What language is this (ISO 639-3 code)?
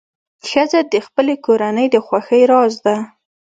pus